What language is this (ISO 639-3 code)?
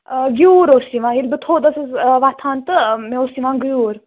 kas